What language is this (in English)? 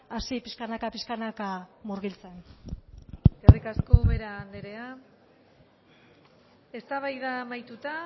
Basque